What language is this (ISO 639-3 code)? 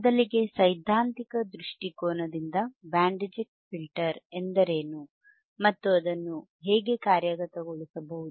kan